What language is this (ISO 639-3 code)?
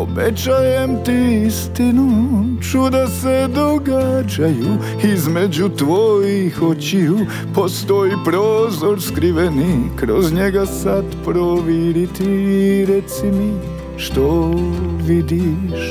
hrv